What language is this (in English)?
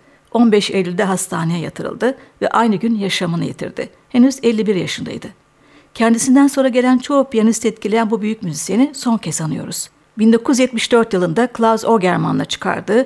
Turkish